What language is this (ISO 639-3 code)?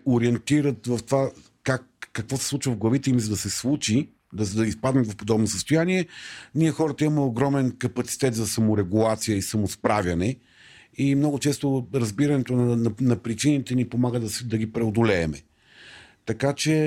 bul